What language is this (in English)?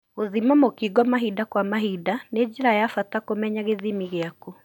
Kikuyu